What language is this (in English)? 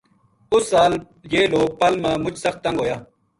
Gujari